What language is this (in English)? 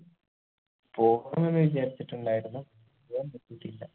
Malayalam